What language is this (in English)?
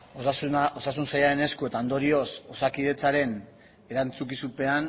Basque